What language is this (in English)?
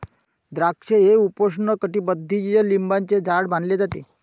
Marathi